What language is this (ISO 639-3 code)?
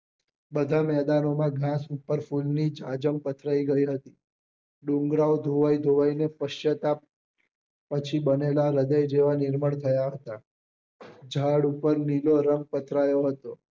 guj